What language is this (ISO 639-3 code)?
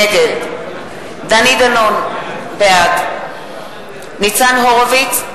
heb